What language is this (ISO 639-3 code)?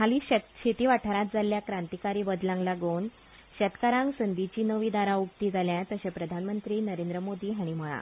kok